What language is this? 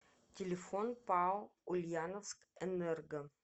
Russian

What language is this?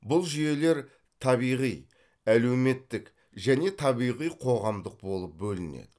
Kazakh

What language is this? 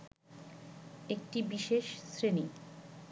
Bangla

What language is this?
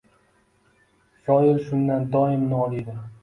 Uzbek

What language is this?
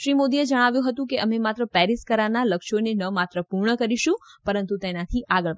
Gujarati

